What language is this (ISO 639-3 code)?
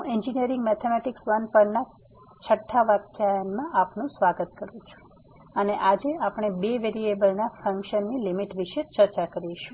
guj